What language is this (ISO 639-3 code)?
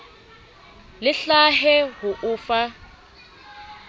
sot